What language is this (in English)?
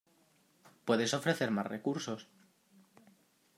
Spanish